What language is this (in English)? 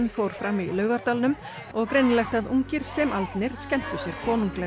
Icelandic